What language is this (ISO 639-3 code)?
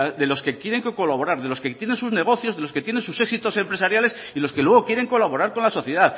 spa